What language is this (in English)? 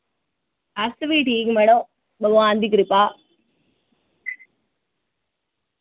Dogri